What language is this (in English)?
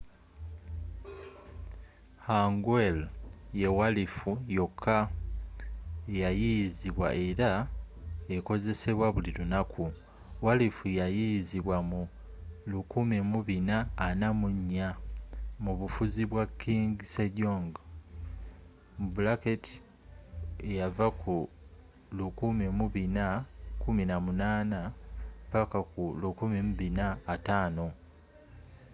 Ganda